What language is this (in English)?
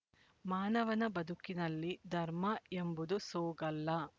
Kannada